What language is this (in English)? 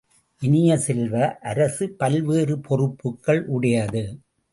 Tamil